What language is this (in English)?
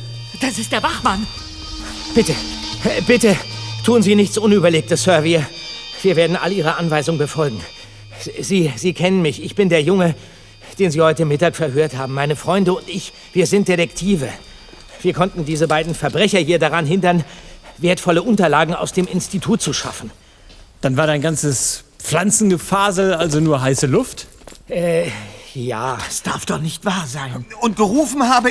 German